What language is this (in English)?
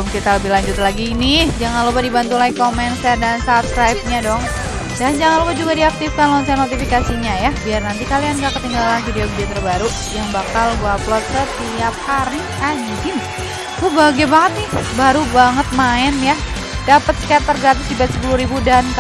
Indonesian